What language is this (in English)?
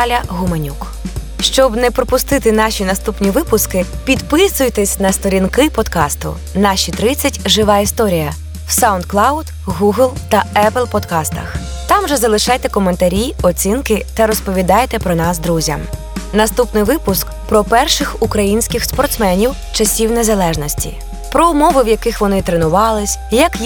Ukrainian